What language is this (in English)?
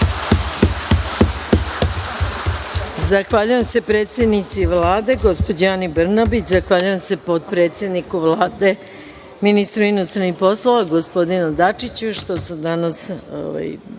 Serbian